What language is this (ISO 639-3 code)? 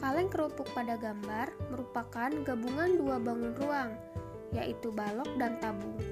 ind